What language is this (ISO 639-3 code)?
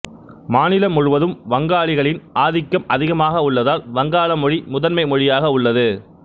tam